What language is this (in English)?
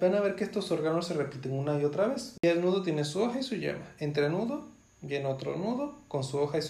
Spanish